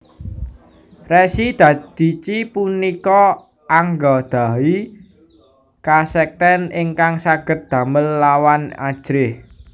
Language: Javanese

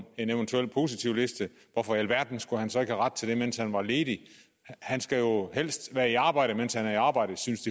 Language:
Danish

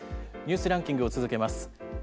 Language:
Japanese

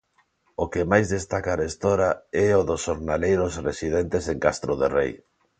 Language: Galician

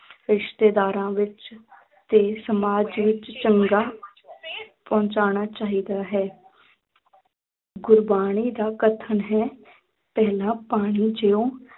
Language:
Punjabi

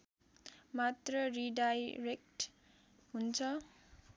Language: Nepali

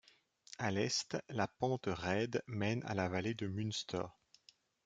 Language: French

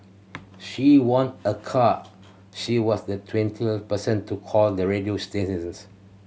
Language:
English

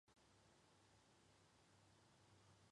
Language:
Chinese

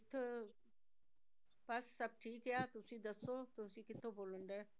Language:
Punjabi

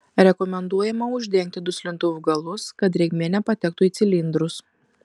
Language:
Lithuanian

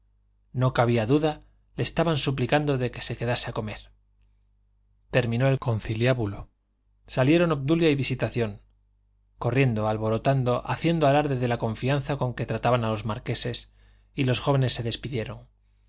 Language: Spanish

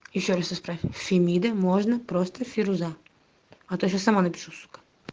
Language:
Russian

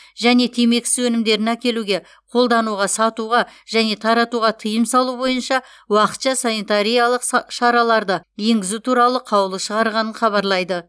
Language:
Kazakh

